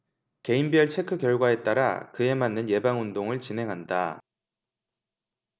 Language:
Korean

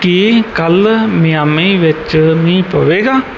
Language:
Punjabi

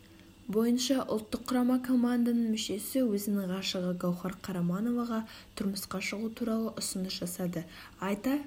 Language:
Kazakh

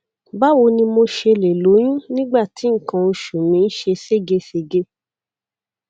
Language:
Yoruba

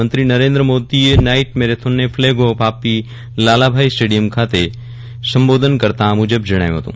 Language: Gujarati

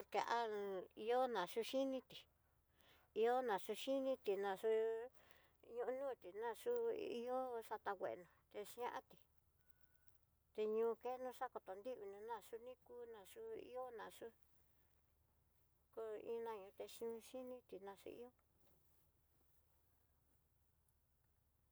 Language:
Tidaá Mixtec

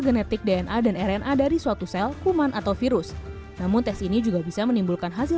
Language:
Indonesian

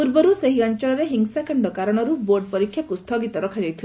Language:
Odia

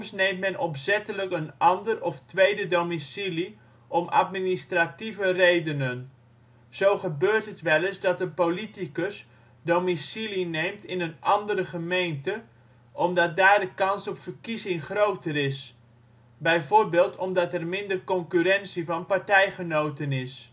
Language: Dutch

